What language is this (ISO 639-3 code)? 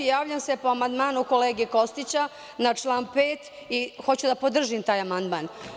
srp